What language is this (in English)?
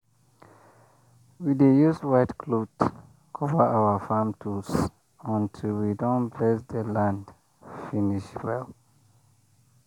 Nigerian Pidgin